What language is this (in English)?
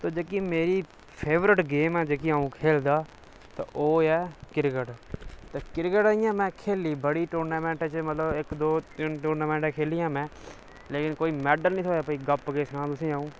Dogri